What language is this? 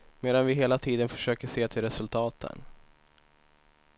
Swedish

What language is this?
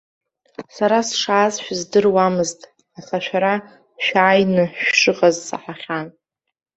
Abkhazian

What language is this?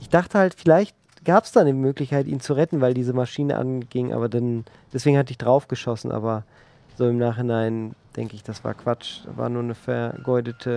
German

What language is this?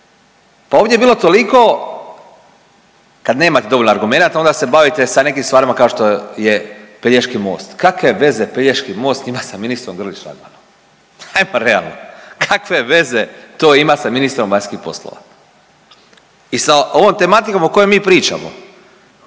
Croatian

